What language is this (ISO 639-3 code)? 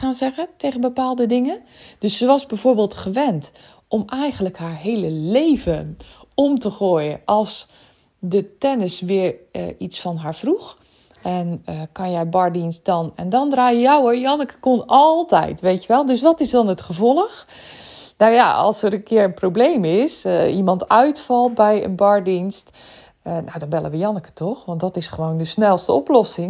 nld